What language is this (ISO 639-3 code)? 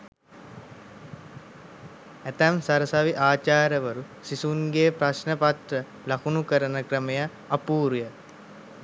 sin